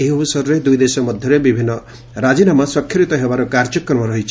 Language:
Odia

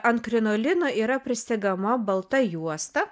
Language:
Lithuanian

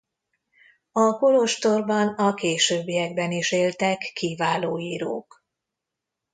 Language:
Hungarian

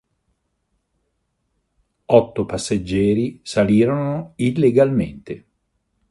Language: Italian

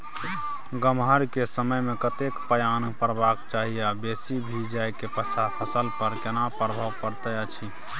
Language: Maithili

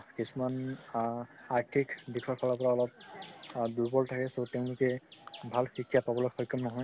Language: Assamese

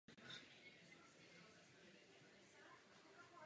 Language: Czech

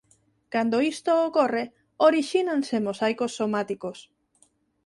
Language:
Galician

